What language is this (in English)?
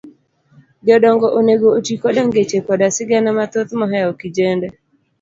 Luo (Kenya and Tanzania)